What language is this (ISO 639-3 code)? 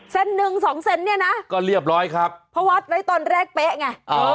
tha